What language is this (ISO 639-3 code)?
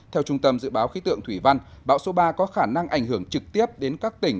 vie